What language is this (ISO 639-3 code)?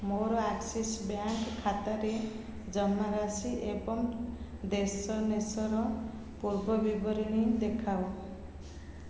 ori